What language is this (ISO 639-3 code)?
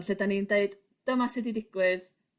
cym